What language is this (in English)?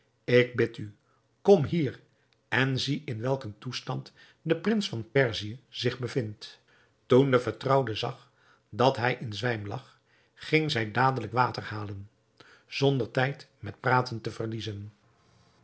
Dutch